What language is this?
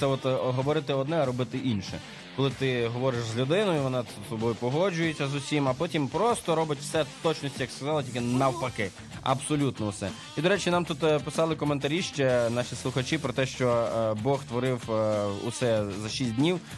Ukrainian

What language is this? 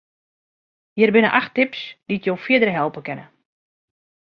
Western Frisian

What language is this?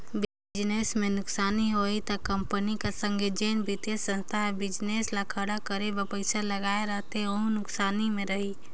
Chhattisgarhi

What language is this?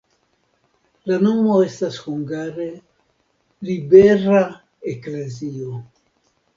Esperanto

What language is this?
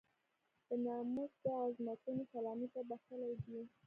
Pashto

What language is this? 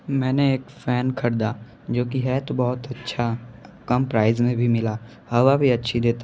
Hindi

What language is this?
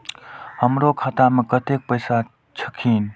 Maithili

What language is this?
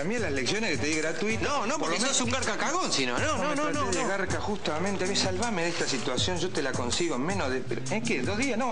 Spanish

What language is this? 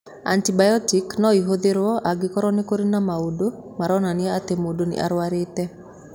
Kikuyu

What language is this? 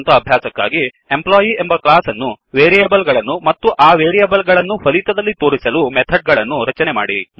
Kannada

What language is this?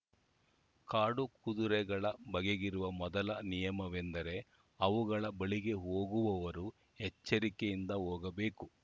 Kannada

